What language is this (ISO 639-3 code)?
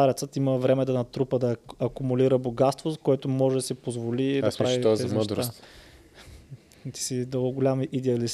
bul